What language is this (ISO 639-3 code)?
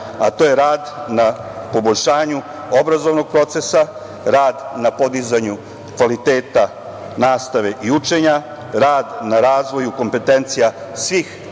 srp